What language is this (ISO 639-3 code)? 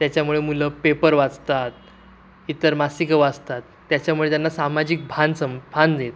mar